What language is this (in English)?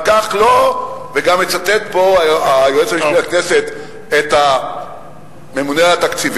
Hebrew